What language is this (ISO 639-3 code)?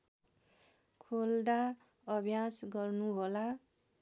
nep